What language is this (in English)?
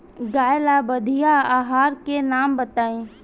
Bhojpuri